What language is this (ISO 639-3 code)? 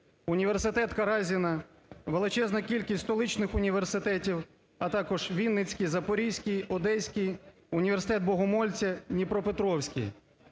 ukr